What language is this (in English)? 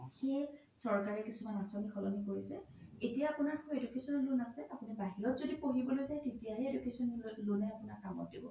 Assamese